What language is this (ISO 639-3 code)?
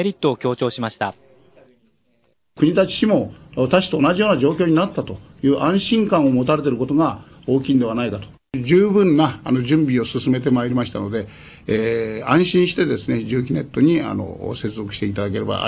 jpn